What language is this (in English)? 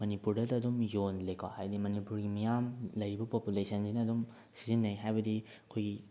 Manipuri